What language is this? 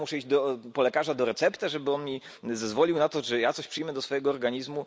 Polish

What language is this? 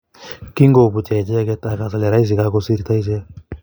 Kalenjin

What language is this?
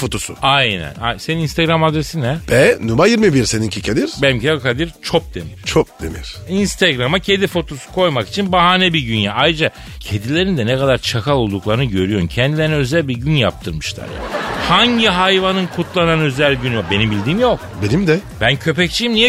Turkish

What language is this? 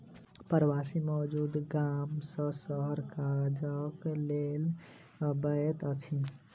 Maithili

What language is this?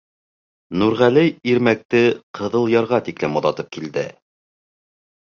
Bashkir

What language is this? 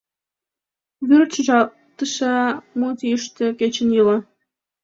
Mari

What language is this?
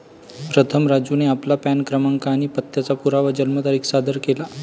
Marathi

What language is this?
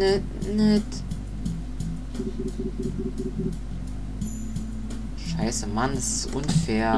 German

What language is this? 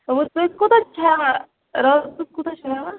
Kashmiri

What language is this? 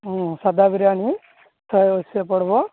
Odia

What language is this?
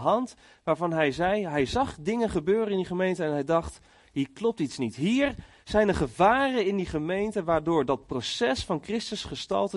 Dutch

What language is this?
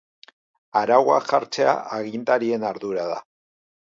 Basque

